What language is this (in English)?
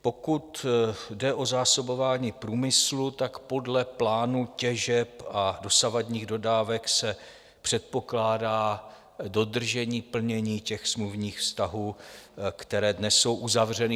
Czech